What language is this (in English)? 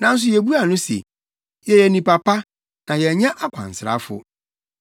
Akan